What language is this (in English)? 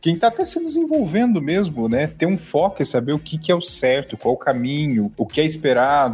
Portuguese